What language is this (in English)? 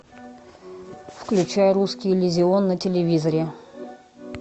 Russian